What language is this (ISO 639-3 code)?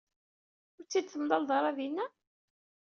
kab